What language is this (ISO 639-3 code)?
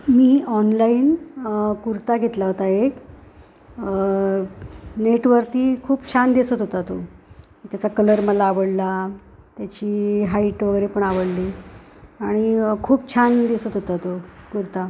mar